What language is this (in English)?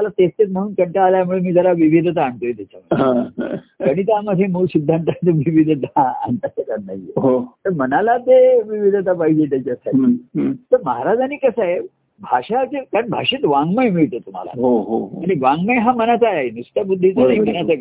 Marathi